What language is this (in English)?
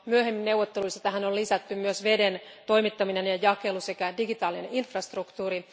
Finnish